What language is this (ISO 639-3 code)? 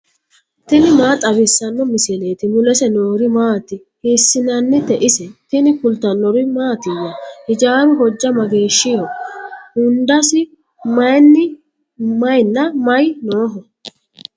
sid